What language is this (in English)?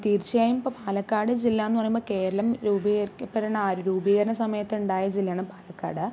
Malayalam